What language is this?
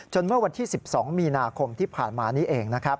Thai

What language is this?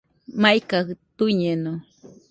Nüpode Huitoto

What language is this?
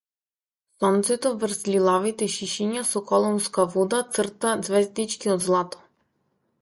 Macedonian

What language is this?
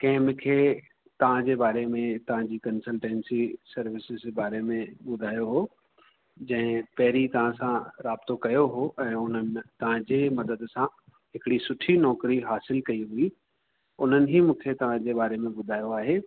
Sindhi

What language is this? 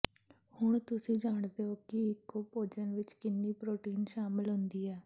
Punjabi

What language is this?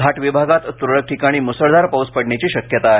Marathi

